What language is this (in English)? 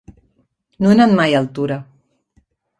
Catalan